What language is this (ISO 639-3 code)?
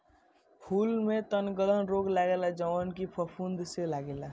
bho